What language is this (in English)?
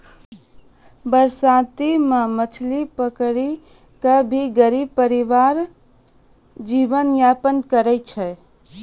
Maithili